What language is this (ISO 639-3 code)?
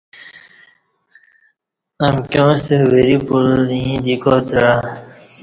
bsh